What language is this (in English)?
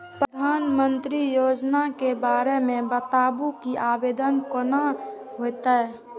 Maithili